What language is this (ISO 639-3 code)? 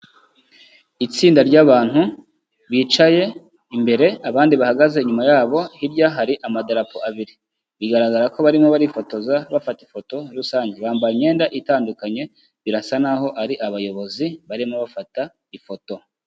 kin